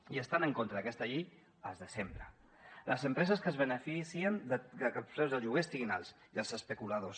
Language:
Catalan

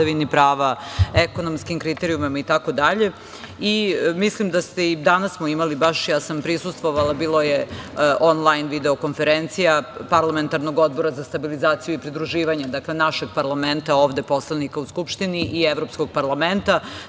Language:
Serbian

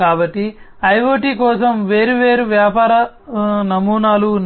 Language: Telugu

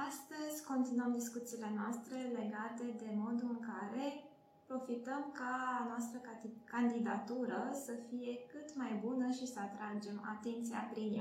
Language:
Romanian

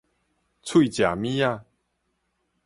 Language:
Min Nan Chinese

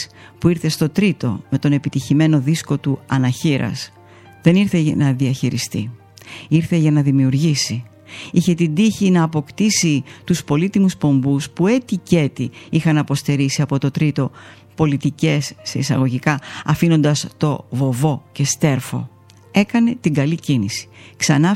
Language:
Greek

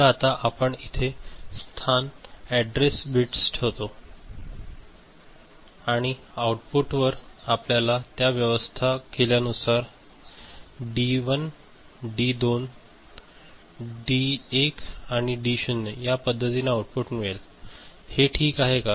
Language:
Marathi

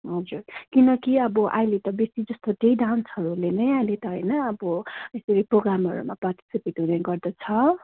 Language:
Nepali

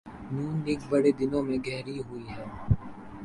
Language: Urdu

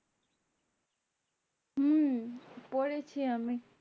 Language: Bangla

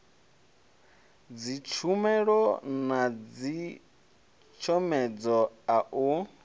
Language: Venda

